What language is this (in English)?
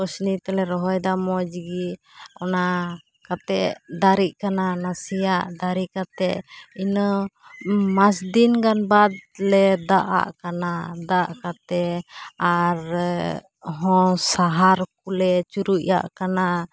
Santali